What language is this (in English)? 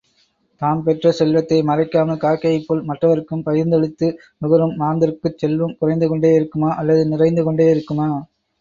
Tamil